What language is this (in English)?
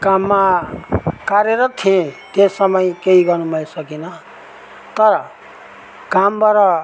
Nepali